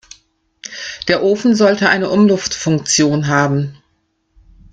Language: German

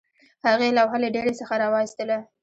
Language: Pashto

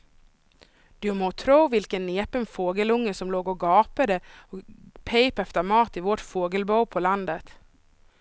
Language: Swedish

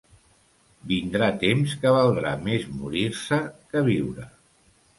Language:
Catalan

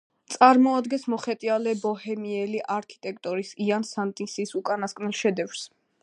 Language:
Georgian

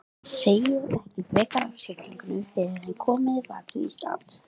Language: Icelandic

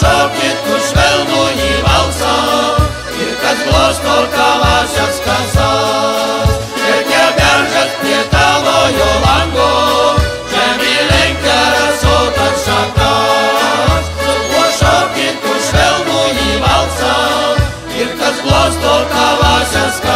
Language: Romanian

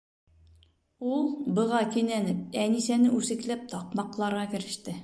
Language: Bashkir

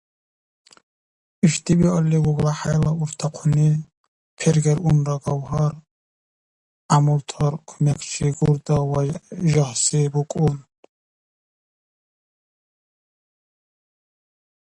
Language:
Dargwa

